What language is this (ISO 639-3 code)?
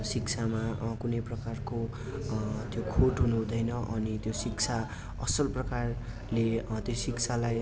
nep